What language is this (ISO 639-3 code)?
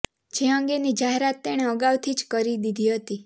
guj